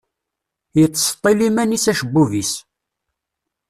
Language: Kabyle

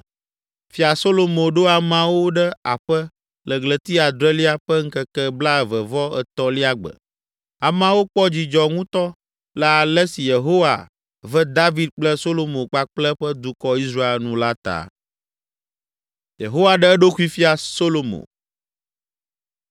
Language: Ewe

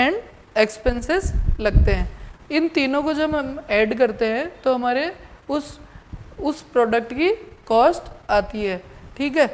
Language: Hindi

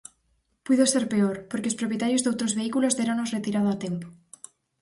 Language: Galician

